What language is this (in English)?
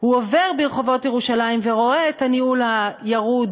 Hebrew